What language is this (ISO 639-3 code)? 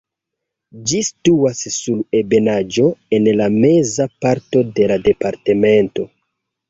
epo